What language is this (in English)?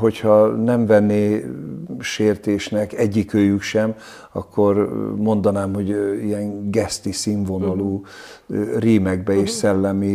Hungarian